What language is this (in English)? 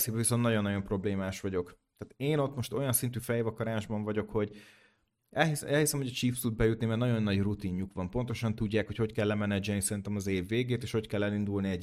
Hungarian